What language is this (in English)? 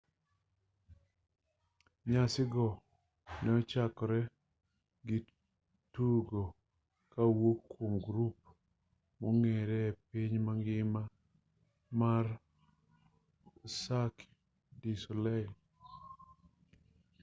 Luo (Kenya and Tanzania)